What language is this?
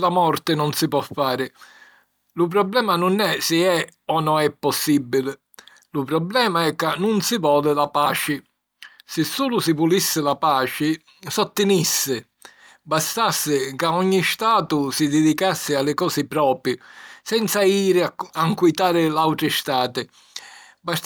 Sicilian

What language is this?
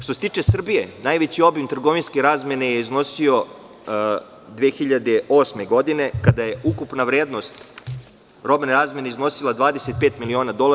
Serbian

